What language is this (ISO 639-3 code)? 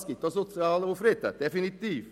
gsw